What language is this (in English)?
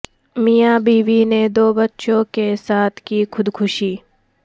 Urdu